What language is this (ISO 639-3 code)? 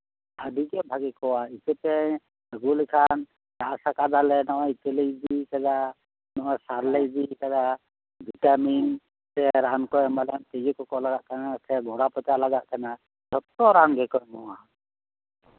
sat